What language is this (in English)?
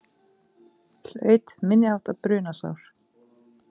Icelandic